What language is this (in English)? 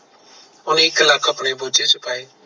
Punjabi